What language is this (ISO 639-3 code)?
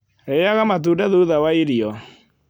kik